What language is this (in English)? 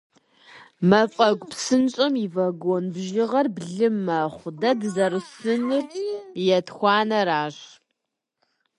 Kabardian